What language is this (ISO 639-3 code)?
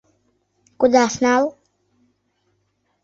chm